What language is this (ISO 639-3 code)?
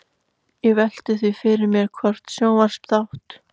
isl